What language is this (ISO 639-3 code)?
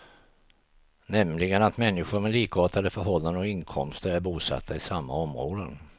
swe